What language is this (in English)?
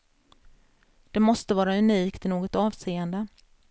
Swedish